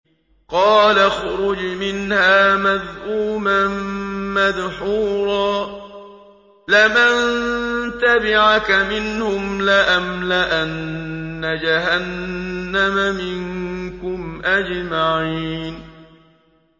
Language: Arabic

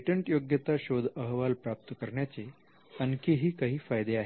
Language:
Marathi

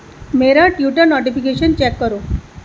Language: Urdu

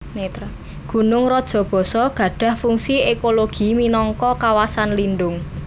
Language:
Javanese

